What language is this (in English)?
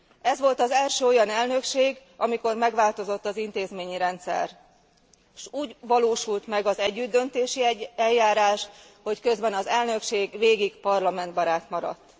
Hungarian